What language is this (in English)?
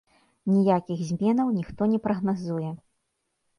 Belarusian